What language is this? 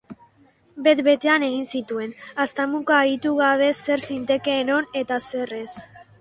Basque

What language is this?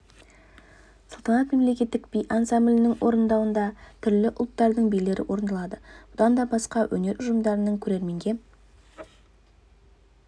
Kazakh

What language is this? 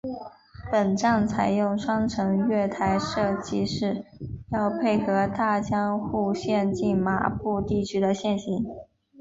Chinese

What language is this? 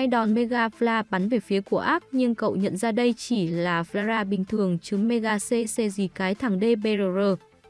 Vietnamese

